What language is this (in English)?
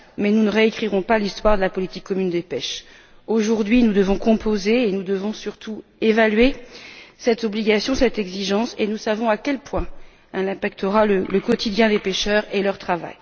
French